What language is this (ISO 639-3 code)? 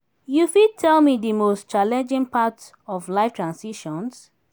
pcm